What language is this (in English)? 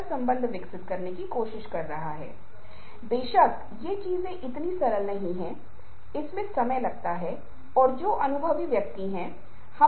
Hindi